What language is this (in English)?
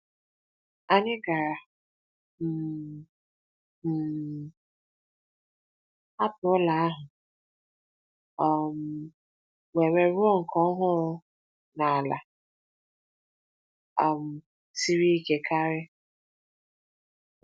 Igbo